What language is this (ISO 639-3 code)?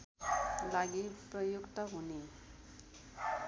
nep